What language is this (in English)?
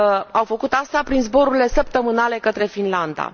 Romanian